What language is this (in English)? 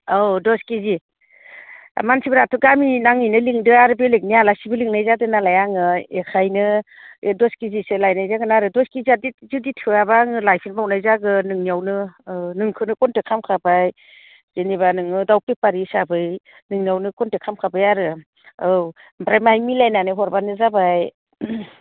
Bodo